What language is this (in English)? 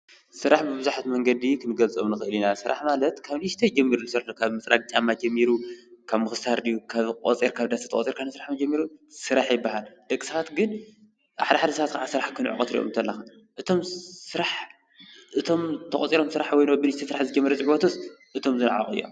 Tigrinya